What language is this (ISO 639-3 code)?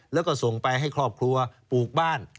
tha